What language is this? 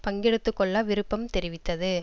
Tamil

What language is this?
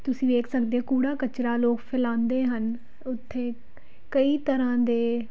Punjabi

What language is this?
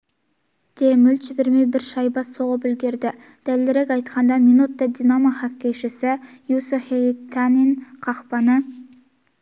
Kazakh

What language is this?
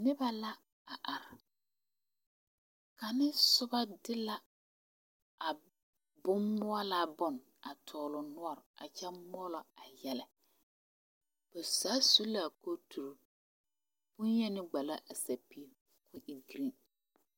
Southern Dagaare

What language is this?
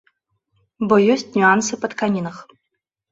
Belarusian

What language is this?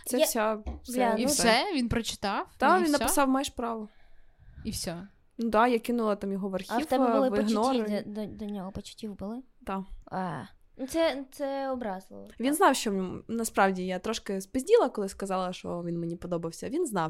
Ukrainian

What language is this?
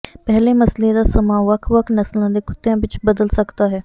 Punjabi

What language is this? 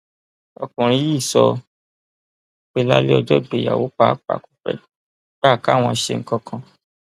Yoruba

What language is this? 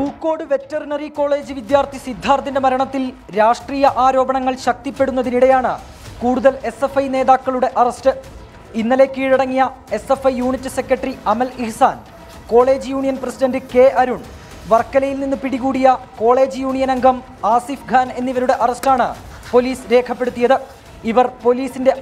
Malayalam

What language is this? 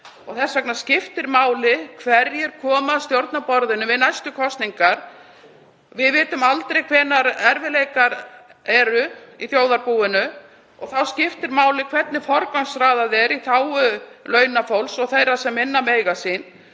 Icelandic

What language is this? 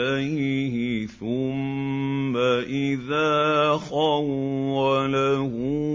Arabic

